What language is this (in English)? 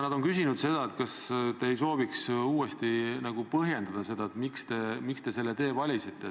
Estonian